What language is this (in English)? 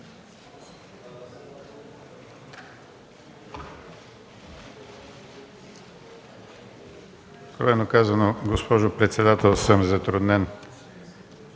Bulgarian